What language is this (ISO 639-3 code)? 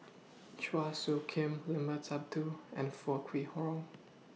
eng